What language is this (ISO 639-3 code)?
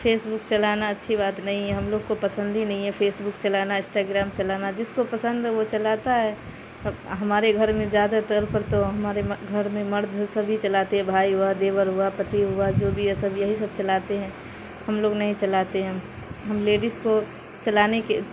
urd